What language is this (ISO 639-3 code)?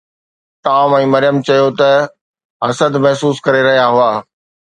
snd